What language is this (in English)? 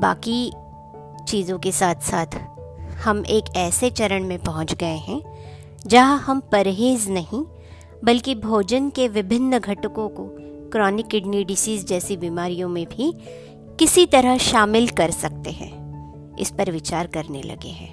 Hindi